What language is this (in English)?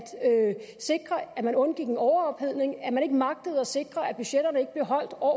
Danish